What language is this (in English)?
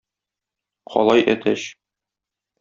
Tatar